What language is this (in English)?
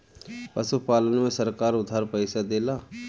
Bhojpuri